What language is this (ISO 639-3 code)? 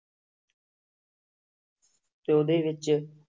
pan